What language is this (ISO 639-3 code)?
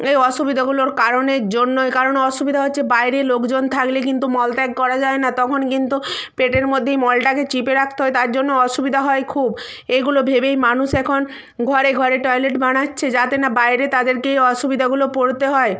ben